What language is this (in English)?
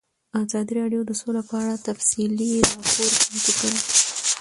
Pashto